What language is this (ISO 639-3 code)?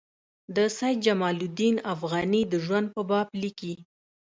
pus